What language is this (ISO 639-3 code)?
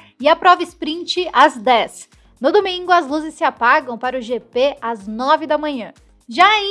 por